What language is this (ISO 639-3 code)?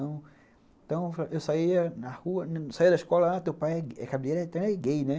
por